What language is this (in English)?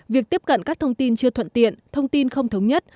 Vietnamese